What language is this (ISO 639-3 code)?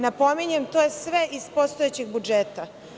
srp